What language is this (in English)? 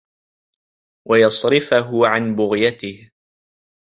Arabic